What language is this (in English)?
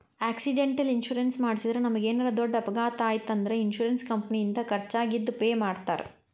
Kannada